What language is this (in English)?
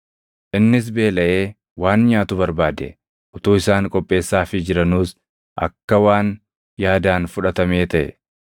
Oromo